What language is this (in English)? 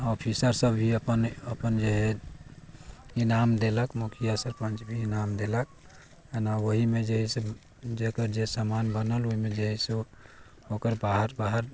Maithili